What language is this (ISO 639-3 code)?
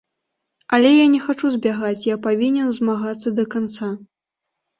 bel